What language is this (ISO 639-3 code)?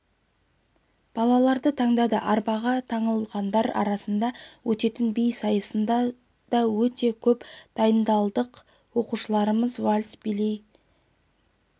kaz